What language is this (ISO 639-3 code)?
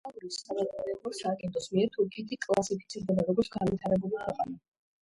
kat